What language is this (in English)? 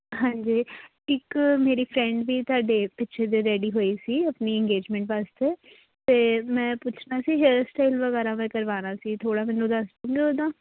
Punjabi